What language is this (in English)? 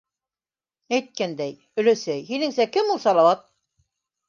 Bashkir